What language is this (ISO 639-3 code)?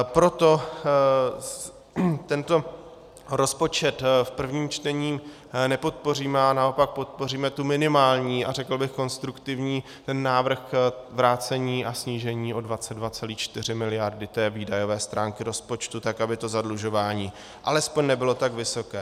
ces